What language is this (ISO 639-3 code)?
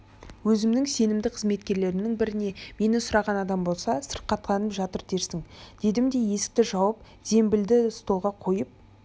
kaz